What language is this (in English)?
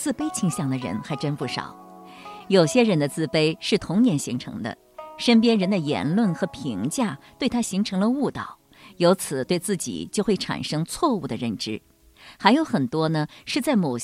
Chinese